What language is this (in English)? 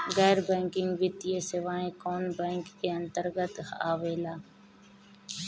Bhojpuri